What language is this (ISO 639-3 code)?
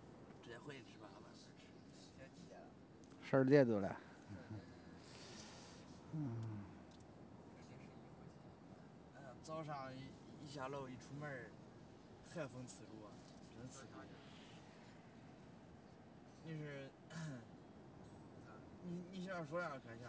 zho